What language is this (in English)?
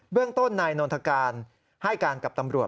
Thai